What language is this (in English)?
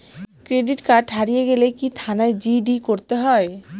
Bangla